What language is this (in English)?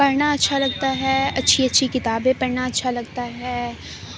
Urdu